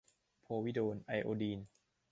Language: Thai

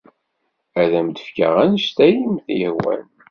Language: Kabyle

